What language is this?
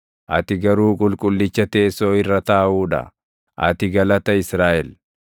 Oromo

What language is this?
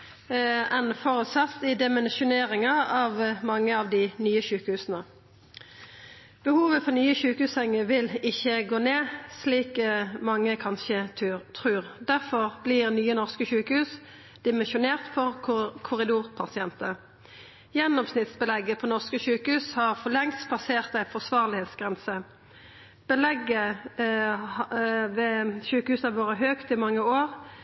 Norwegian Nynorsk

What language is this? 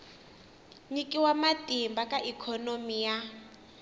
Tsonga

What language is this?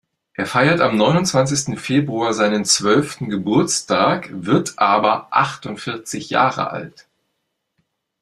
German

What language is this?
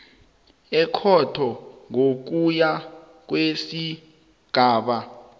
South Ndebele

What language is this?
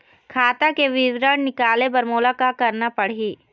Chhattisgarhi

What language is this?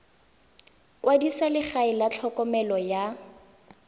Tswana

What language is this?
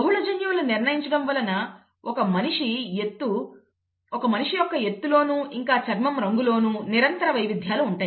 Telugu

